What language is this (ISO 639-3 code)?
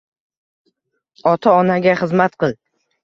uzb